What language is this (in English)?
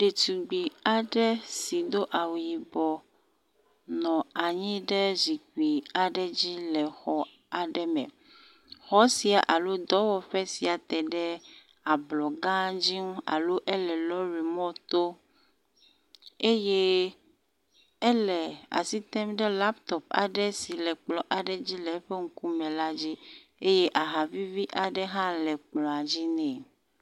Ewe